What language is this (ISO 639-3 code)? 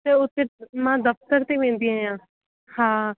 snd